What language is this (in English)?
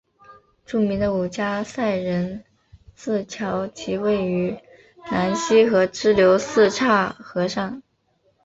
Chinese